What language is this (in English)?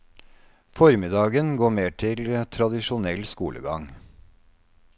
Norwegian